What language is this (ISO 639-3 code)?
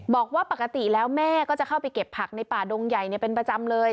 tha